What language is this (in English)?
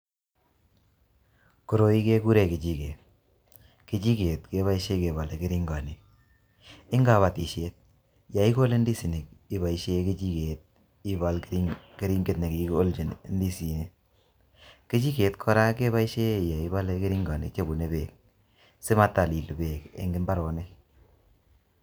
Kalenjin